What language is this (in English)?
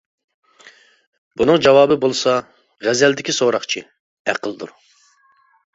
Uyghur